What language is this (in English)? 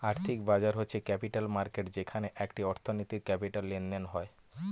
Bangla